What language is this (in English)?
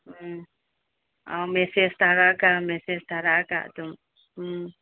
Manipuri